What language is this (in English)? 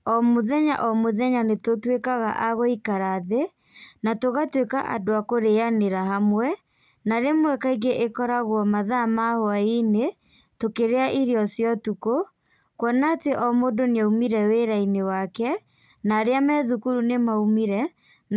Kikuyu